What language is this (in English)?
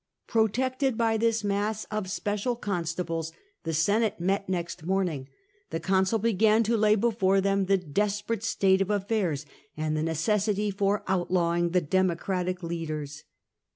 English